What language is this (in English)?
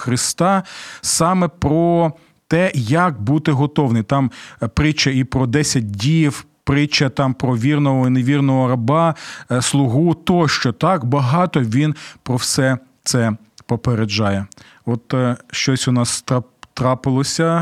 Ukrainian